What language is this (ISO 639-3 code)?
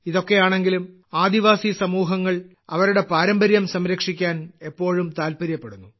mal